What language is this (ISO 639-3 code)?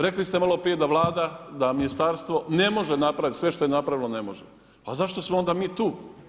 hrv